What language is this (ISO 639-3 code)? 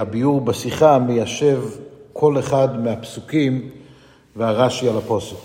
heb